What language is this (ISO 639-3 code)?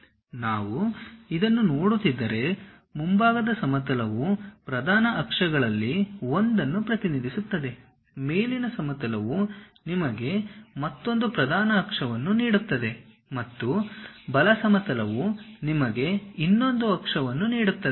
kan